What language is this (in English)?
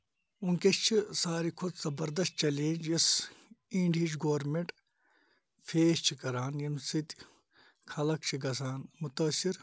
Kashmiri